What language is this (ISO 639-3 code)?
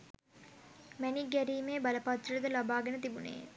sin